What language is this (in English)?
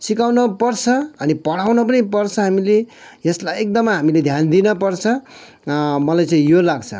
Nepali